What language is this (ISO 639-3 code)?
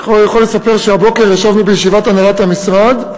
heb